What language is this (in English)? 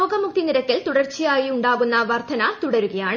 Malayalam